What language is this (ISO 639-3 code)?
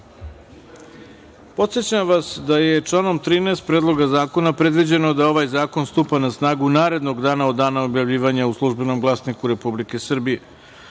srp